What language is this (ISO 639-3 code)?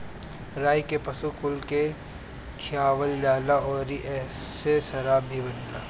bho